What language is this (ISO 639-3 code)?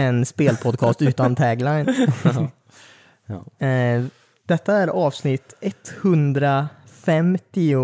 swe